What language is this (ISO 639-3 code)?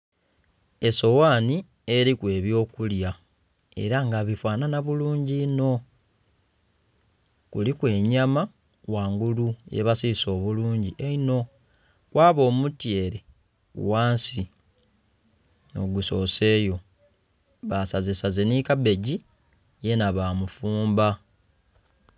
xog